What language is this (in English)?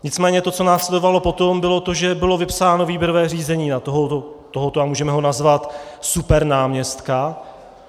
Czech